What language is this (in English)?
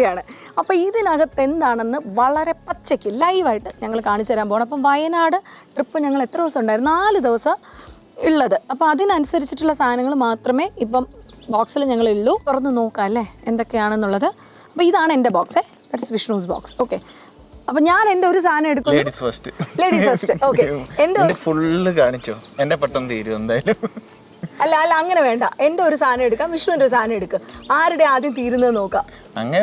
Malayalam